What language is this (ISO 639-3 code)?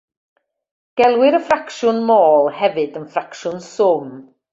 cym